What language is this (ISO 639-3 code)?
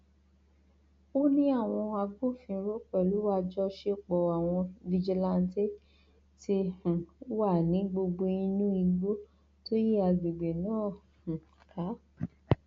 yor